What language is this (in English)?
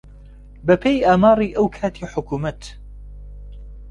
Central Kurdish